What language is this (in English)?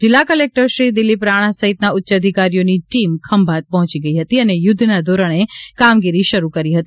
Gujarati